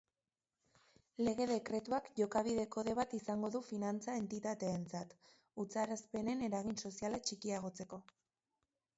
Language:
Basque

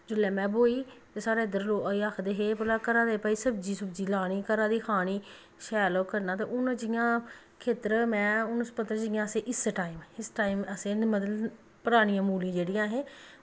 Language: Dogri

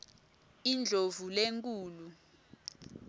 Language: Swati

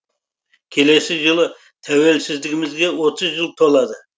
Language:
Kazakh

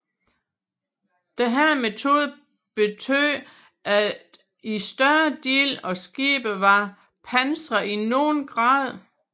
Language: Danish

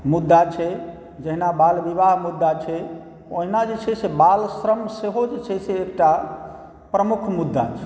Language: Maithili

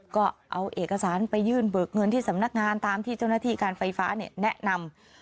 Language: Thai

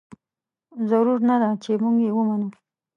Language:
Pashto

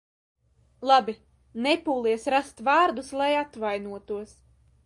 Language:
Latvian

